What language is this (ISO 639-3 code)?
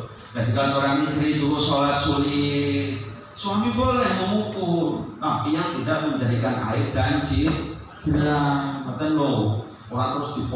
ind